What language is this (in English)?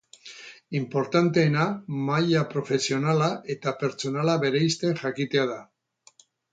Basque